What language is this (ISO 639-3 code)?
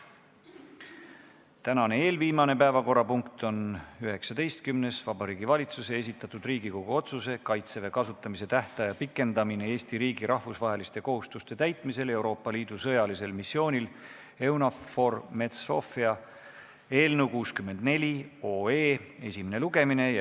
est